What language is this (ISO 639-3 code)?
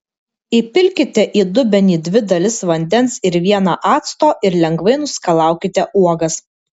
lit